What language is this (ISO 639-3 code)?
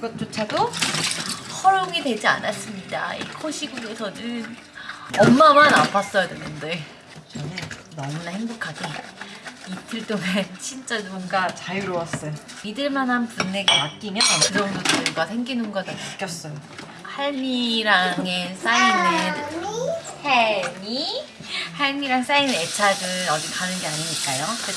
kor